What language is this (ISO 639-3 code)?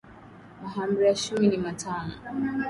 swa